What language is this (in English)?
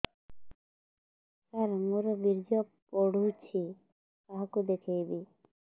Odia